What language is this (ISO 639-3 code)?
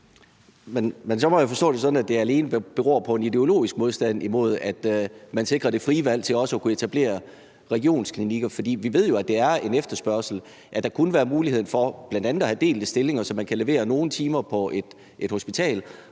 dan